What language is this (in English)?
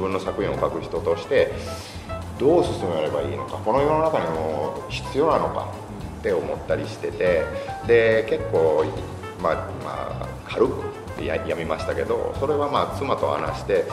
Japanese